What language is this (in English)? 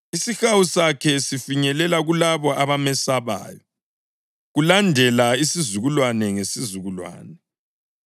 North Ndebele